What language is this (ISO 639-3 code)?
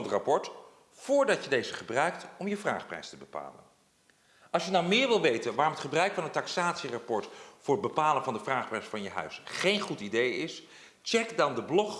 nld